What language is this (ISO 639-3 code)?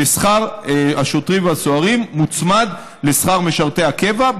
heb